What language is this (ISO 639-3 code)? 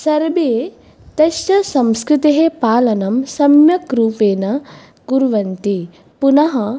san